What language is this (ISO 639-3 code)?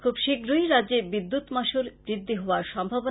ben